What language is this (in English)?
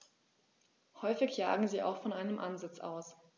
German